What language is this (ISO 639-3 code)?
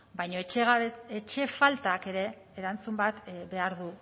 eus